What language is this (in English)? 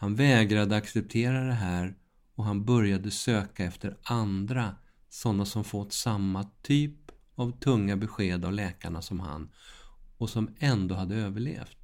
Swedish